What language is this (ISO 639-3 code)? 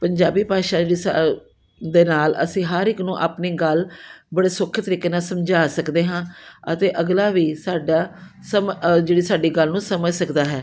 pan